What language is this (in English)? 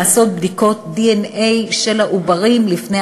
Hebrew